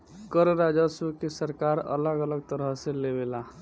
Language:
Bhojpuri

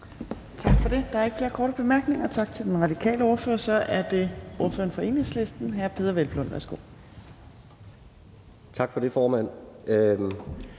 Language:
Danish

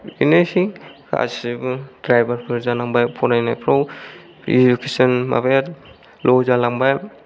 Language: Bodo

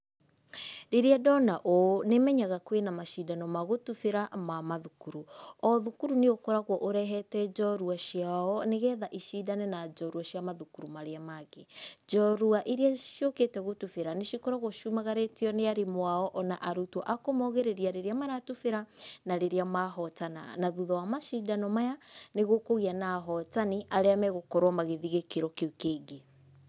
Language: Kikuyu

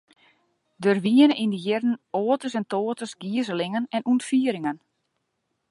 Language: Western Frisian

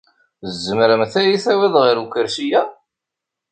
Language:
Kabyle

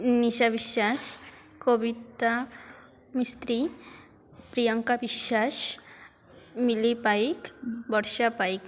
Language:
Odia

